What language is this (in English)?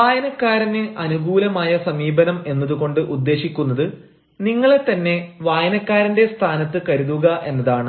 Malayalam